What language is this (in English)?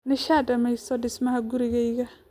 Somali